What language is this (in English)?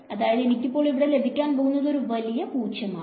Malayalam